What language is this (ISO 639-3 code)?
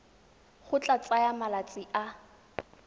tsn